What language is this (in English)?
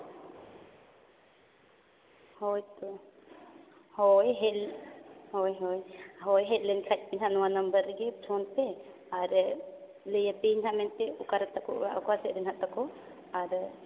Santali